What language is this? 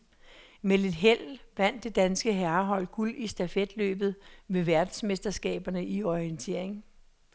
Danish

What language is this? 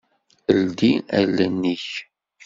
Kabyle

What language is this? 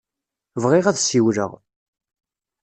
Kabyle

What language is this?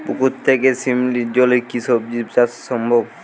Bangla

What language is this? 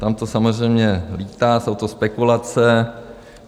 Czech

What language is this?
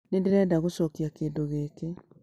Kikuyu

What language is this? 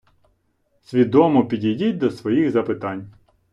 Ukrainian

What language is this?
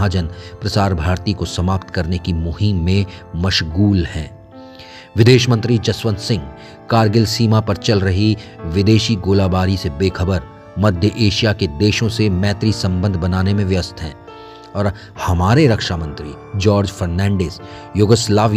Hindi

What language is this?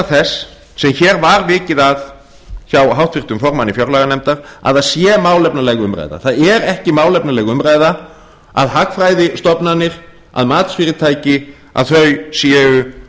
Icelandic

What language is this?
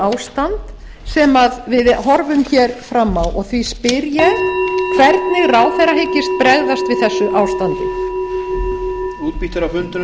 Icelandic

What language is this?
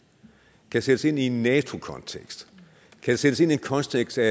Danish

